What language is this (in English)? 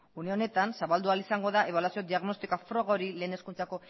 Basque